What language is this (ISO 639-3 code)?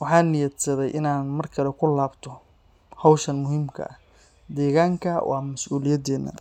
som